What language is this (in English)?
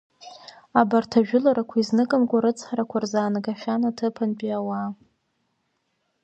Abkhazian